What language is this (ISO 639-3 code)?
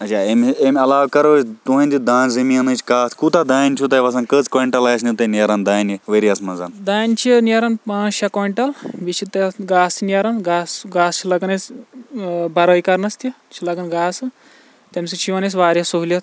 kas